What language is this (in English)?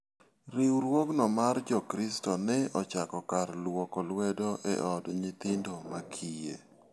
Luo (Kenya and Tanzania)